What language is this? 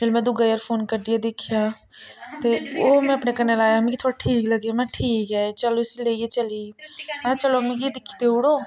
Dogri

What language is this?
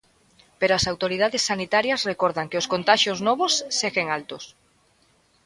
Galician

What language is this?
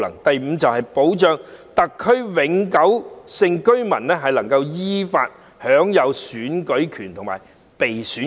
Cantonese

